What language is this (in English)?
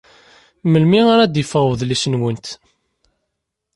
Kabyle